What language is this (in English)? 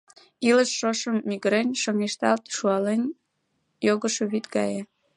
Mari